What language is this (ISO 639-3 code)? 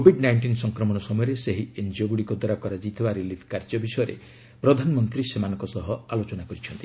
ori